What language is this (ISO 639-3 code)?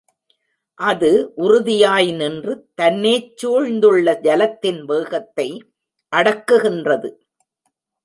tam